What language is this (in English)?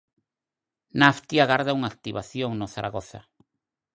Galician